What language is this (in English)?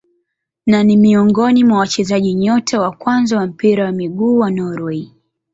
Swahili